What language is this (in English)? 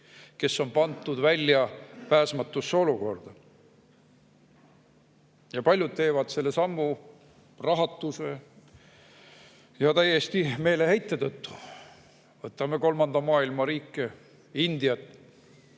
Estonian